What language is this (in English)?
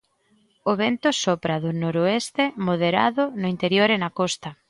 Galician